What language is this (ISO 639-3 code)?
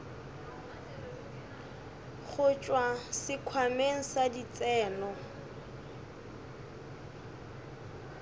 nso